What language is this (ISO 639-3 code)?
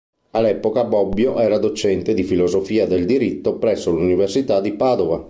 ita